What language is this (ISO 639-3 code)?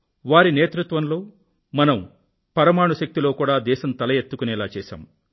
tel